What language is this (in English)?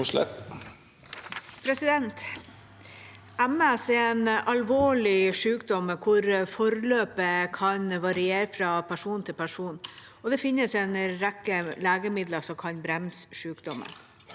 Norwegian